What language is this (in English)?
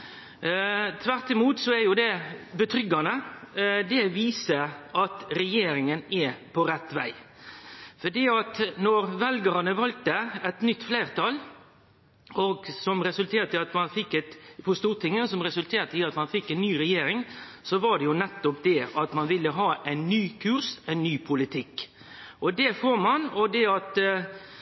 Norwegian Nynorsk